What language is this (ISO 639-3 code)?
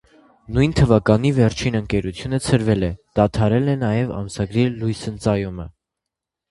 hye